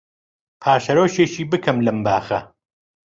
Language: Central Kurdish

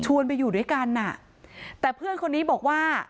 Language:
Thai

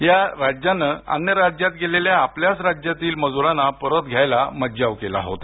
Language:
Marathi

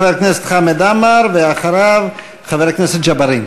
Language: Hebrew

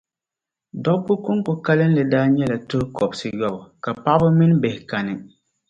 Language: Dagbani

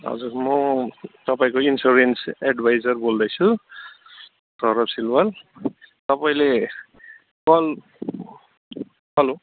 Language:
Nepali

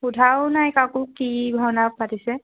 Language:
Assamese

